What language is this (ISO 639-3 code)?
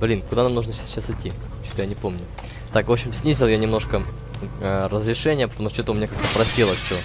rus